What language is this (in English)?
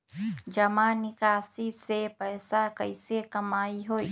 Magahi